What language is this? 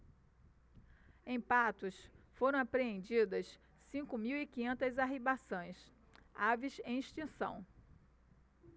Portuguese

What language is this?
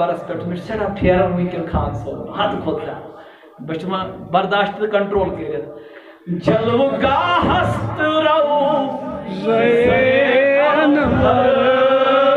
Turkish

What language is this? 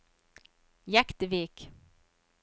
Norwegian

